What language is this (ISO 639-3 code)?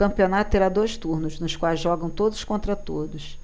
por